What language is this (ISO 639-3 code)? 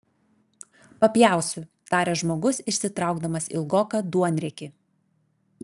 lit